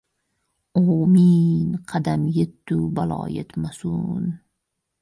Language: Uzbek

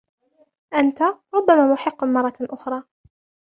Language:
Arabic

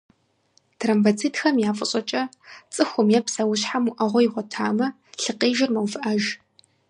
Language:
Kabardian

